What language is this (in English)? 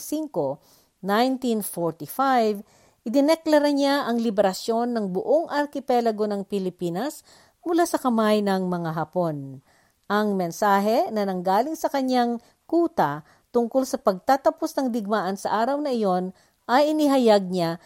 Filipino